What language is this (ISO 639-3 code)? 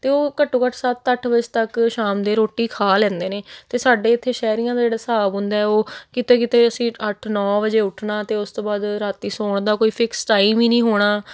pan